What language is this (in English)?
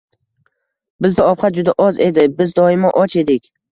Uzbek